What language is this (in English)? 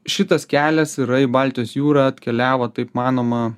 Lithuanian